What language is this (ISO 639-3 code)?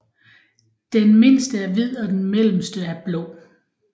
dan